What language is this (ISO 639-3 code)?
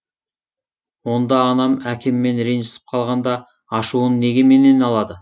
kaz